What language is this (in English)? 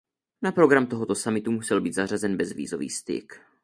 Czech